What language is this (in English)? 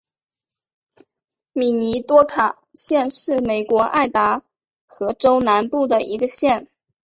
Chinese